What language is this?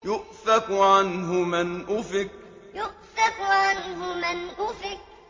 Arabic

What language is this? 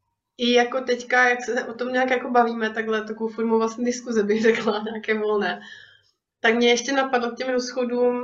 Czech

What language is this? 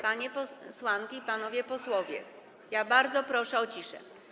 Polish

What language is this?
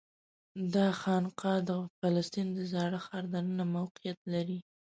Pashto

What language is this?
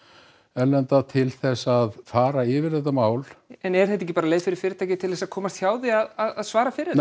Icelandic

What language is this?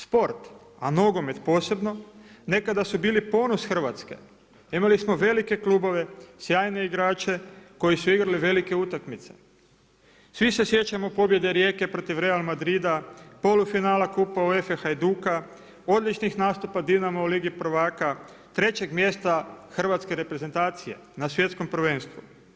Croatian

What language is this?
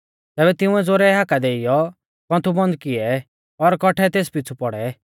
Mahasu Pahari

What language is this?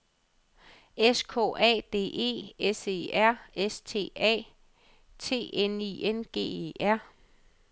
Danish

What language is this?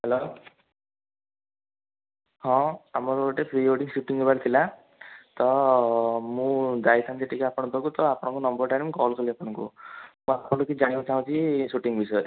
Odia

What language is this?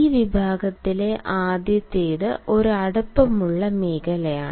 Malayalam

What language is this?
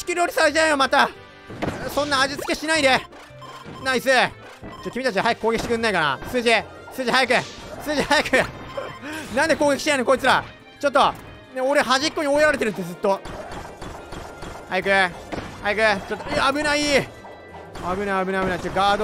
Japanese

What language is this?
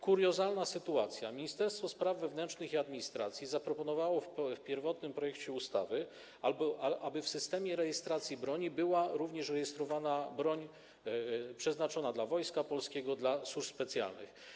Polish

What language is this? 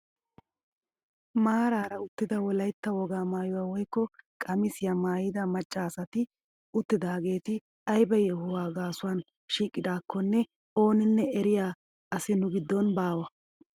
Wolaytta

